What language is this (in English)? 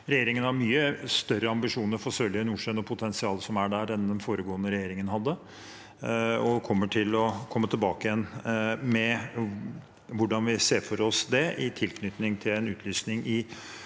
Norwegian